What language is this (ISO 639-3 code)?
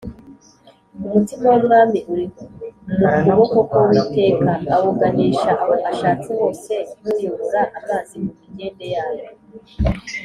kin